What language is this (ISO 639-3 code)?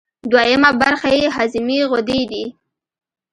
pus